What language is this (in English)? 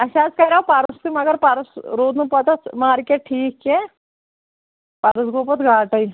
Kashmiri